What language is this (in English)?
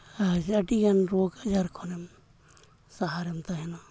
Santali